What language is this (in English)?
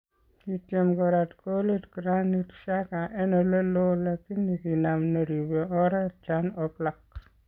Kalenjin